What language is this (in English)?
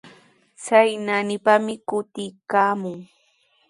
Sihuas Ancash Quechua